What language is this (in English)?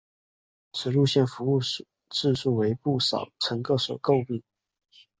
Chinese